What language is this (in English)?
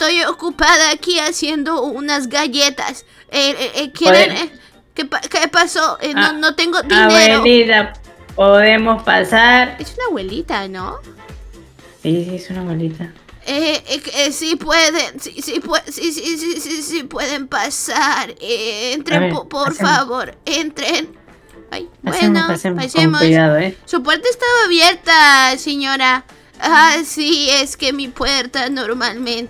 Spanish